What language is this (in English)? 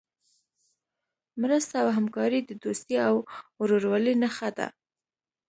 Pashto